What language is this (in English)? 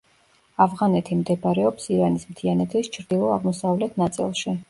Georgian